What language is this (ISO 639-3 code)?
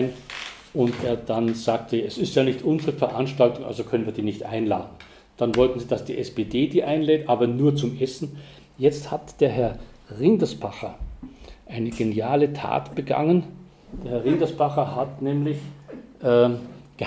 deu